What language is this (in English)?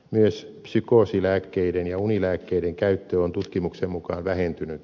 Finnish